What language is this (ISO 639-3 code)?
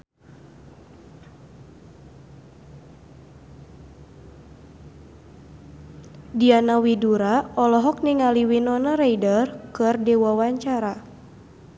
sun